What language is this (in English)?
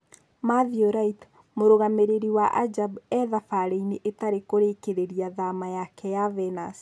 Kikuyu